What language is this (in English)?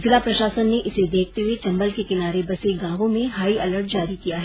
Hindi